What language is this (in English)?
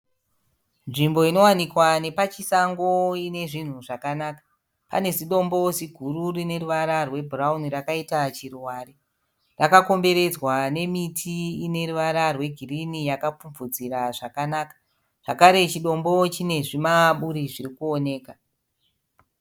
Shona